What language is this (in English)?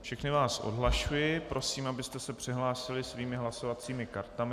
Czech